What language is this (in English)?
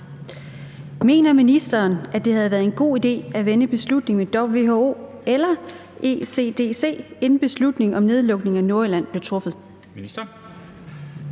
Danish